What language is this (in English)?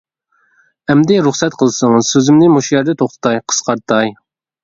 Uyghur